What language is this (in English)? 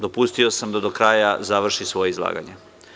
Serbian